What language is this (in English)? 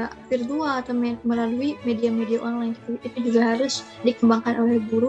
Indonesian